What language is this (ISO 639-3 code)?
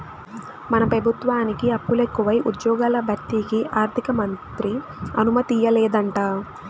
tel